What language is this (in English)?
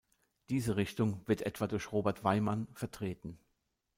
German